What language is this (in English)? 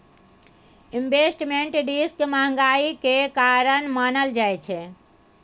Maithili